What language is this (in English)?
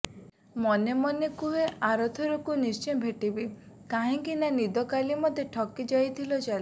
Odia